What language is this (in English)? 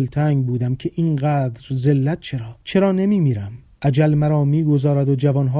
Persian